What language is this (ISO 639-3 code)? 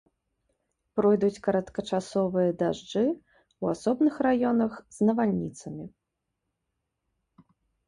bel